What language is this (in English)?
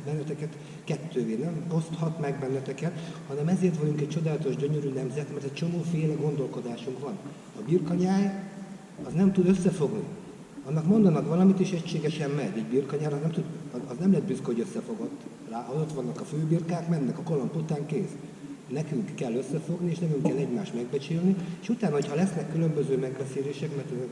Hungarian